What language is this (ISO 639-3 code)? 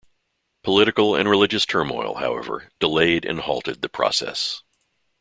eng